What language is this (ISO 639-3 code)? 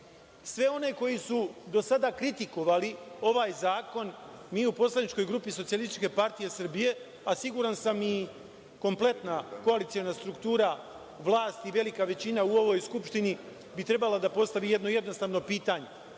srp